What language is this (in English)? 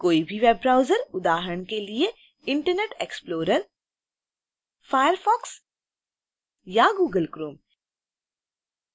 Hindi